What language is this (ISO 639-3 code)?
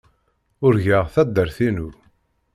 kab